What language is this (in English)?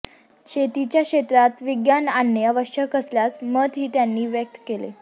Marathi